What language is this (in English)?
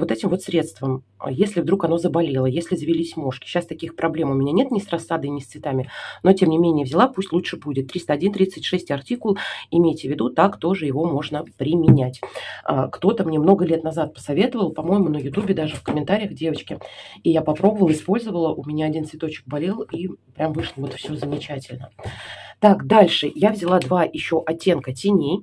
Russian